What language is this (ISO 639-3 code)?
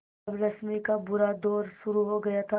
hin